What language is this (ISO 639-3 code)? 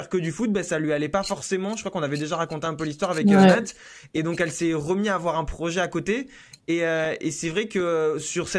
fra